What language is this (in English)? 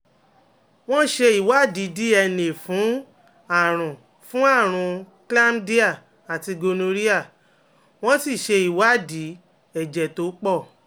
Yoruba